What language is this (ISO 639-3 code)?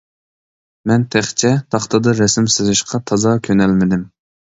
uig